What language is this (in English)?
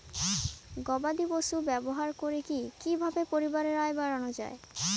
Bangla